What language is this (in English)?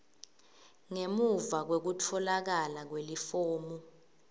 Swati